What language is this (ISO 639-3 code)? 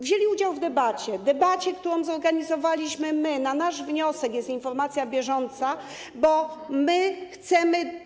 pol